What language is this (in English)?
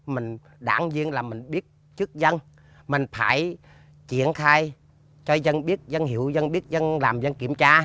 Vietnamese